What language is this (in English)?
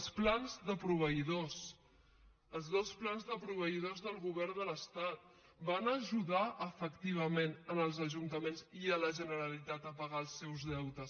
Catalan